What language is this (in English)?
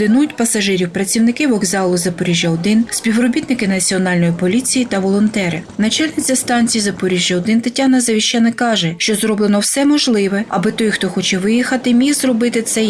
Ukrainian